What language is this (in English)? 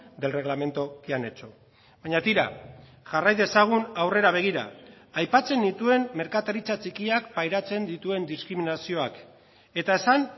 Basque